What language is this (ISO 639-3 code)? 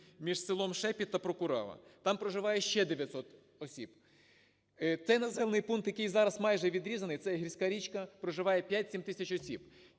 ukr